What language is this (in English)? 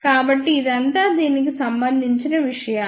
Telugu